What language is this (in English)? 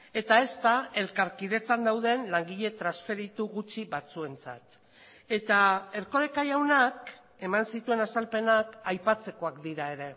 Basque